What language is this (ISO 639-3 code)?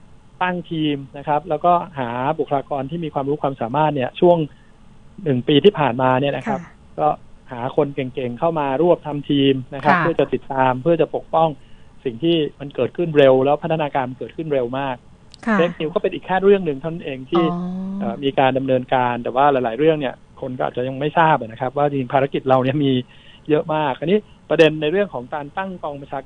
tha